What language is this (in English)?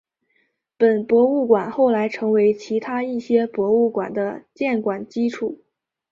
Chinese